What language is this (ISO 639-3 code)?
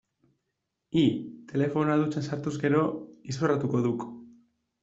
eus